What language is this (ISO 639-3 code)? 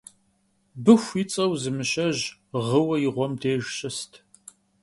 kbd